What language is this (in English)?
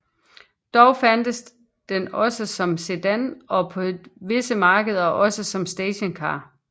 Danish